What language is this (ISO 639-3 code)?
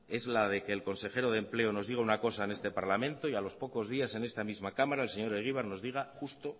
spa